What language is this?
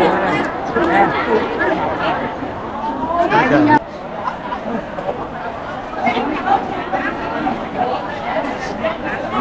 Vietnamese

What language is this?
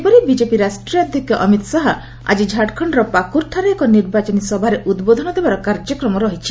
Odia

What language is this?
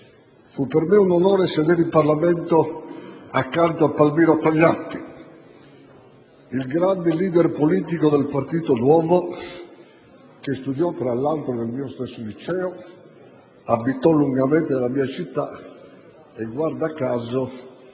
Italian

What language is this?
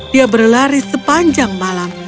Indonesian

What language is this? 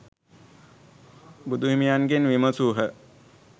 Sinhala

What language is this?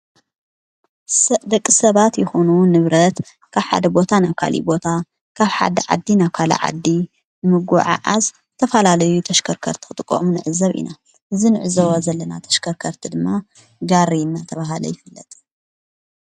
Tigrinya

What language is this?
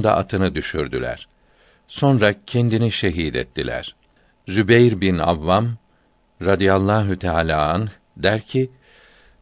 Turkish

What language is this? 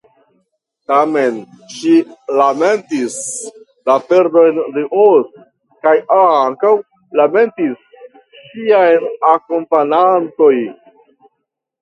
Esperanto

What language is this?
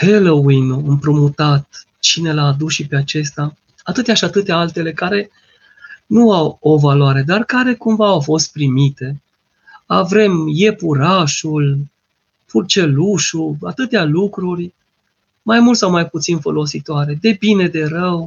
Romanian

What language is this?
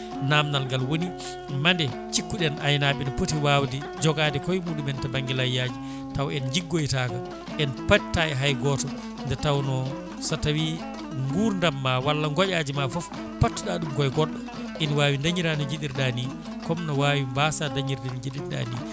Fula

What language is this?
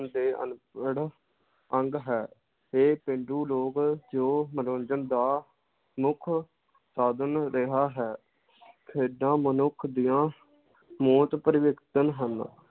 Punjabi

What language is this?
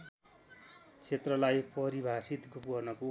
Nepali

